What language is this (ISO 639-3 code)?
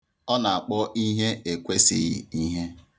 ibo